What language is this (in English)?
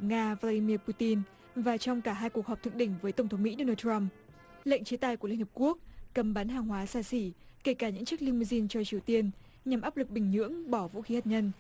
Vietnamese